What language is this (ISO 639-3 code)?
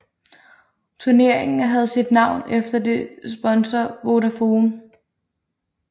dan